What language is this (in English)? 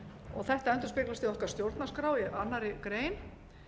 Icelandic